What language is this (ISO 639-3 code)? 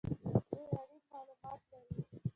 pus